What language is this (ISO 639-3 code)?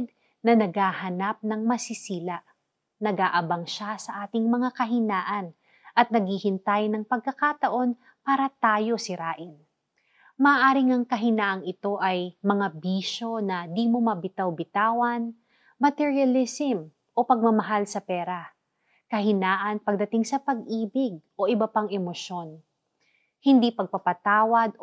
fil